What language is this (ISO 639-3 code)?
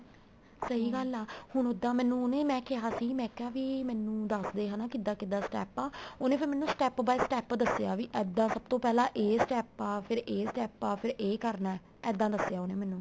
pan